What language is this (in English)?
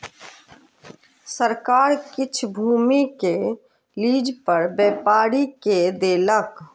Maithili